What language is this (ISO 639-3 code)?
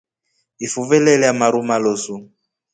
rof